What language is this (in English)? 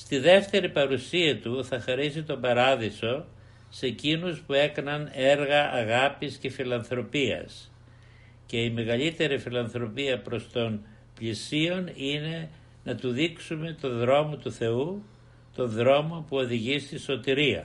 Greek